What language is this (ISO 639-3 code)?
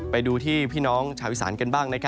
tha